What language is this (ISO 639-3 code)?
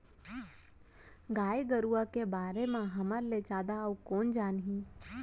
hne